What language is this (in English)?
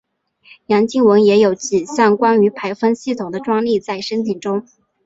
Chinese